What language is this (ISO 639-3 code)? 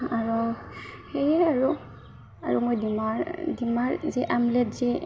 asm